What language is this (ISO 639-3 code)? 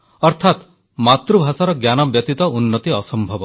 ori